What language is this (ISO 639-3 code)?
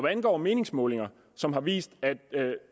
dan